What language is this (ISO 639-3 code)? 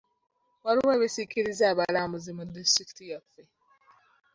lug